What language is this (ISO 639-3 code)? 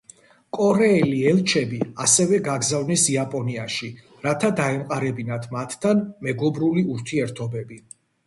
kat